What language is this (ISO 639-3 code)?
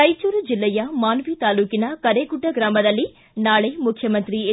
kan